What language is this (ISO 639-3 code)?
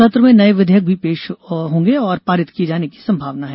hin